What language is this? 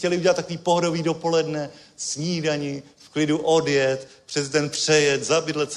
Czech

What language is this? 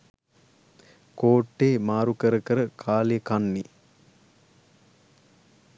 Sinhala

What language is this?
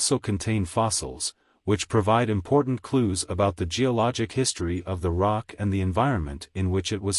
English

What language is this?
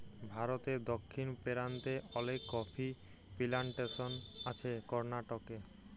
Bangla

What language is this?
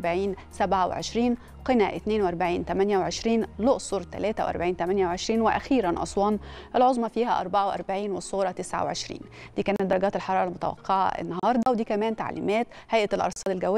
Arabic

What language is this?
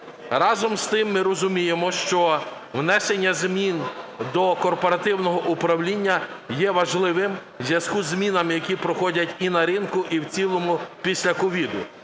Ukrainian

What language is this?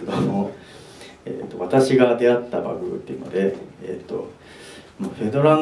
Japanese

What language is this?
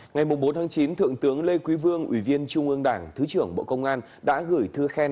Vietnamese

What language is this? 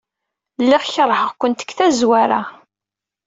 Kabyle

